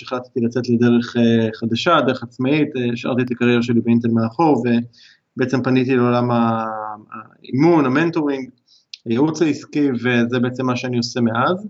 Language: Hebrew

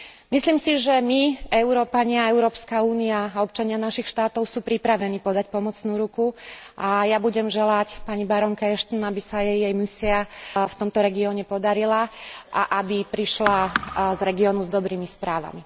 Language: Slovak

